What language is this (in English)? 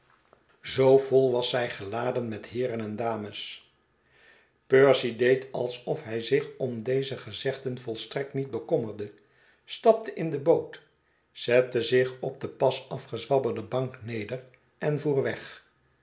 Dutch